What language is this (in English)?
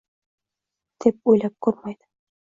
Uzbek